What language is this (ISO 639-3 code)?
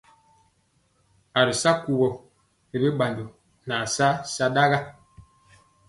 mcx